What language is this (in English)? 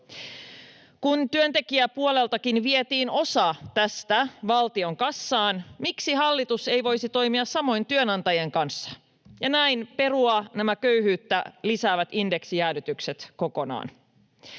Finnish